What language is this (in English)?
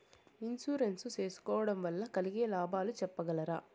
Telugu